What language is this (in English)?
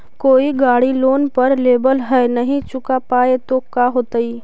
Magahi